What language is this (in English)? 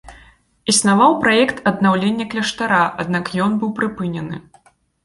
Belarusian